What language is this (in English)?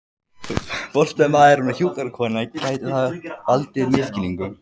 Icelandic